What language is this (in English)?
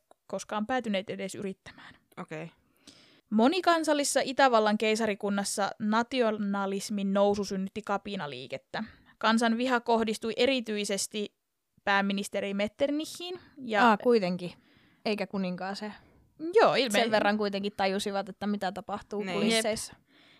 Finnish